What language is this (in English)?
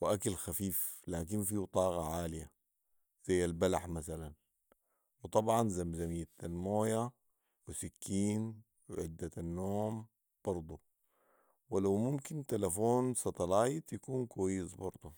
Sudanese Arabic